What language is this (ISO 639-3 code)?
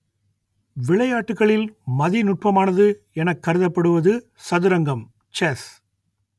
tam